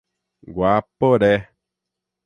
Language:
Portuguese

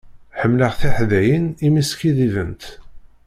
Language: Kabyle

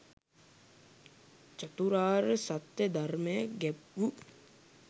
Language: Sinhala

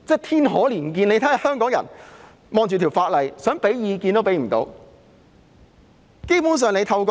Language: Cantonese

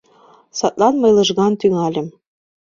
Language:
Mari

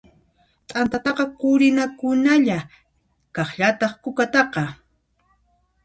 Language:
Puno Quechua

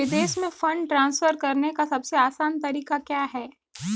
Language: Hindi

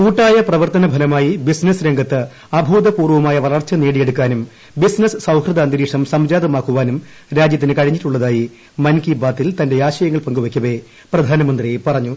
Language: Malayalam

